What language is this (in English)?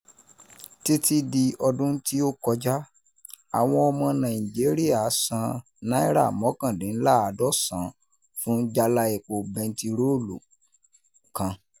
Yoruba